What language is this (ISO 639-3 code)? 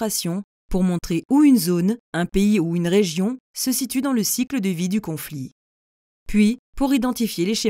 fra